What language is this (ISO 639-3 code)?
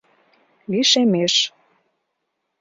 chm